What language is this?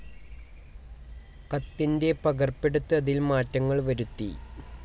Malayalam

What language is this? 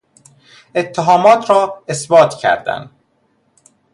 Persian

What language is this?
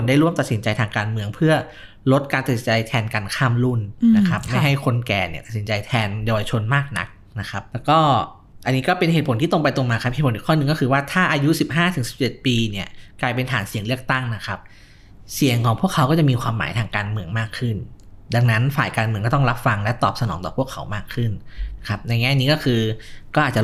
Thai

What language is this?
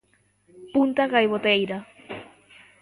Galician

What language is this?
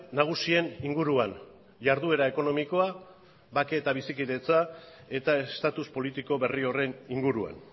Basque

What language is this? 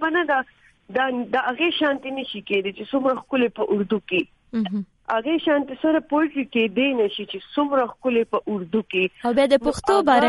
Urdu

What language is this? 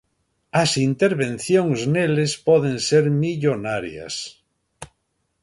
Galician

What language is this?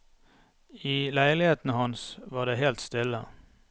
Norwegian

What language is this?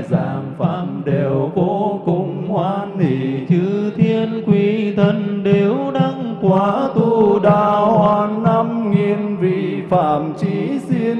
Vietnamese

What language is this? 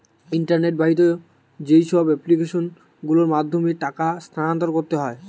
Bangla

